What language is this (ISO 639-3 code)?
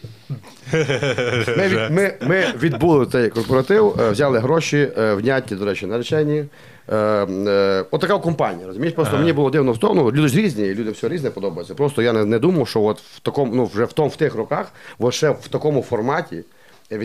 ukr